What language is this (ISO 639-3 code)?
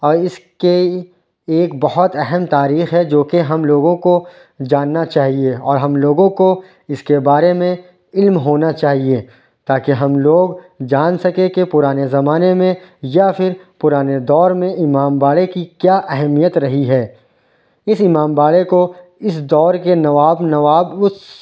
urd